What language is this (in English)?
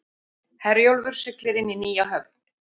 Icelandic